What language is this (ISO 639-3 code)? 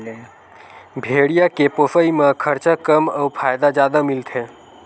hne